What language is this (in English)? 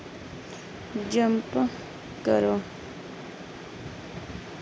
Dogri